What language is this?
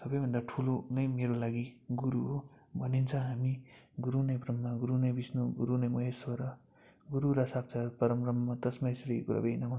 Nepali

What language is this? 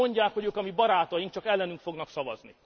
Hungarian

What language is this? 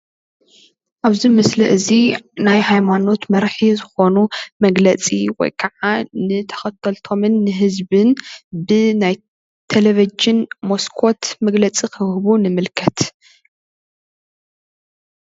Tigrinya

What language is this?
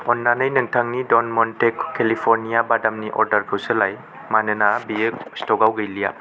Bodo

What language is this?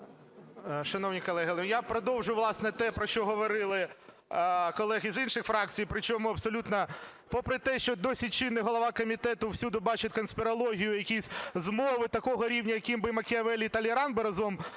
Ukrainian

